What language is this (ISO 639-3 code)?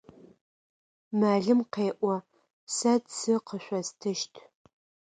ady